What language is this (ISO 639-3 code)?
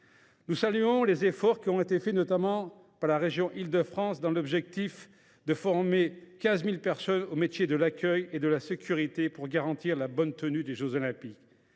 fra